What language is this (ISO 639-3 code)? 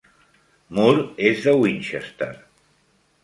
cat